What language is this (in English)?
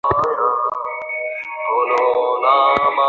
Bangla